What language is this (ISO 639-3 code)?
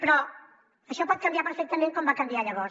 cat